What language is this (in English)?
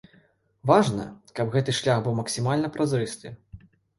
Belarusian